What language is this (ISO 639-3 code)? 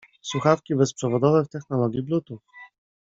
pol